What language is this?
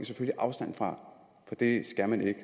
Danish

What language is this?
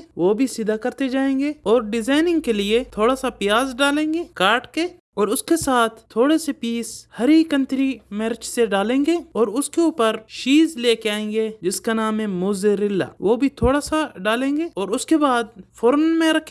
Arabic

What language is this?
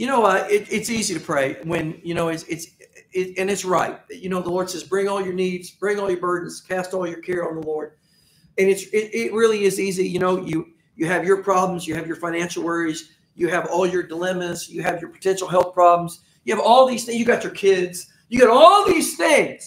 English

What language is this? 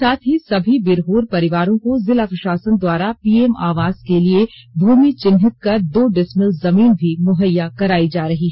Hindi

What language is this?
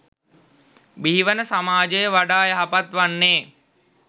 Sinhala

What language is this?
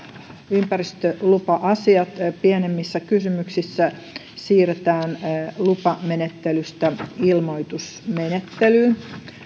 Finnish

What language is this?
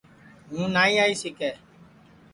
Sansi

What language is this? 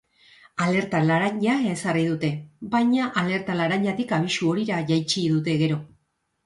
Basque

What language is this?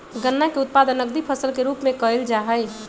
Magahi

